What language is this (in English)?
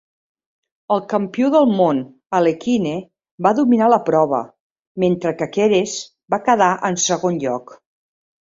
Catalan